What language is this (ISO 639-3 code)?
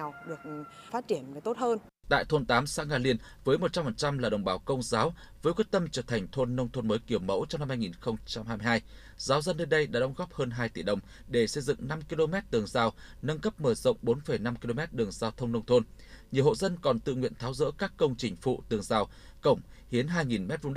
vie